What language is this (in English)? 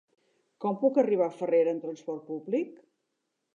Catalan